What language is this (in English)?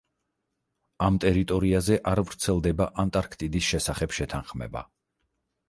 Georgian